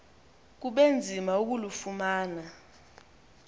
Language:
Xhosa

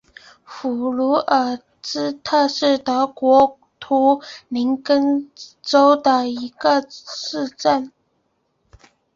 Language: Chinese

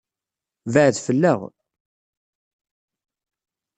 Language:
Kabyle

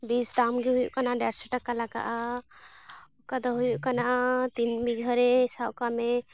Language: Santali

